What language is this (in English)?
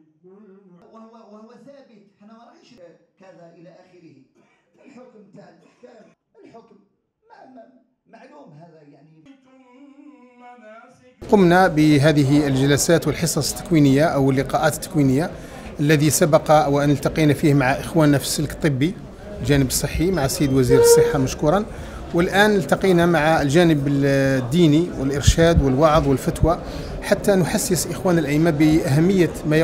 Arabic